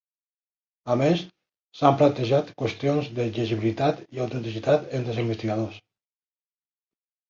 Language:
Catalan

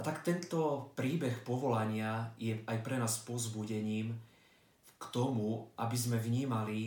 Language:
Slovak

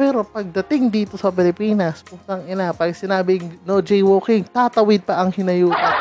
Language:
Filipino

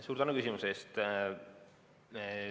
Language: Estonian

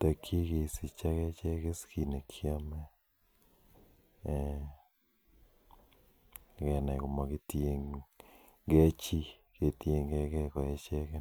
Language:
Kalenjin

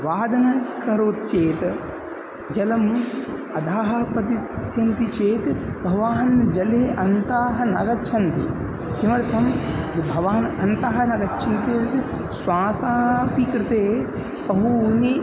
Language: Sanskrit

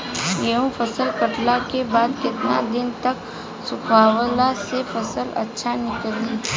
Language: Bhojpuri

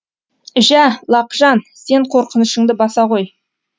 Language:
Kazakh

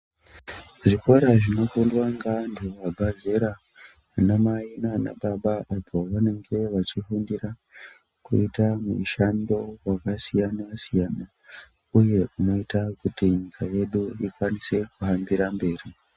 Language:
Ndau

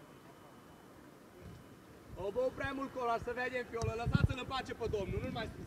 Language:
Romanian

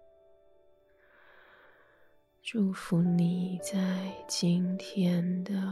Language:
Chinese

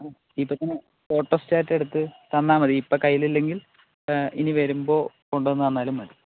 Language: Malayalam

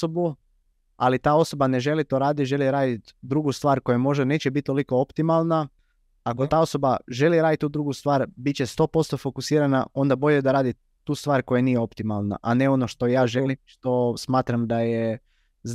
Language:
Croatian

